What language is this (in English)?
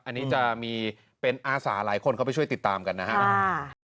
Thai